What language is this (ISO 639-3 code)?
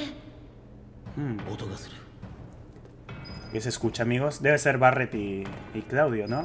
spa